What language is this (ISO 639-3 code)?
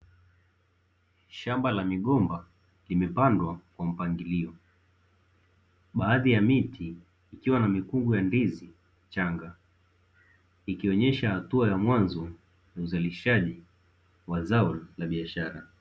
swa